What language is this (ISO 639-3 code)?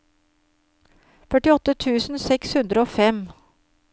nor